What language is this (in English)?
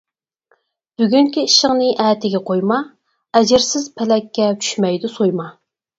Uyghur